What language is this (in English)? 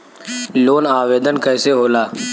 Bhojpuri